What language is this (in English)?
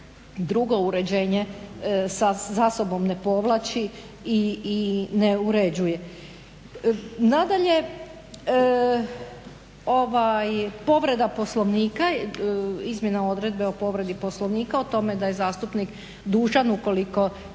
Croatian